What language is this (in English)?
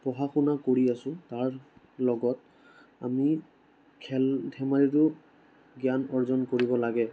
Assamese